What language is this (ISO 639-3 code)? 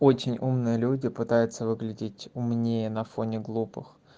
rus